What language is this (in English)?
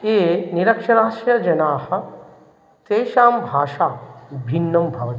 Sanskrit